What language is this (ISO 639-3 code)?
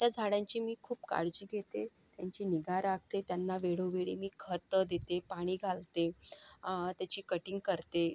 mar